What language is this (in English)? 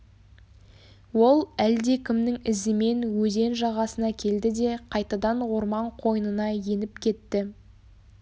Kazakh